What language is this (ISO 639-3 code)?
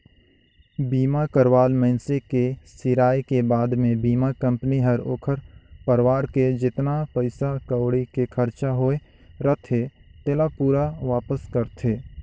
hne